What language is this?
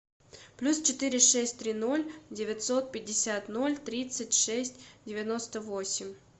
Russian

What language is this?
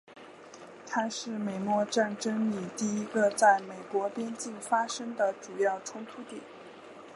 Chinese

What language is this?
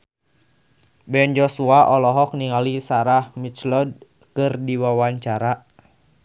Sundanese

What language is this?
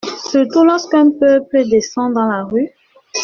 French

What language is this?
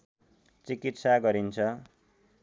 Nepali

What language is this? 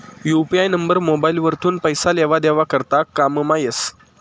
Marathi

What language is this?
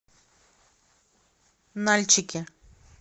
Russian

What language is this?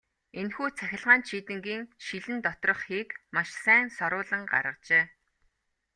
Mongolian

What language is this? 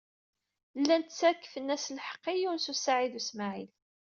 Kabyle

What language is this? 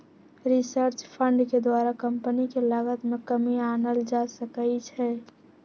Magahi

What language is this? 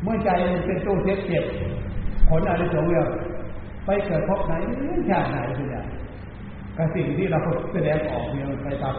Thai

